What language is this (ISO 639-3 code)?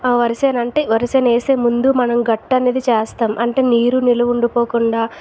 tel